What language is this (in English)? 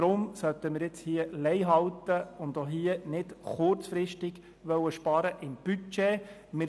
Swiss German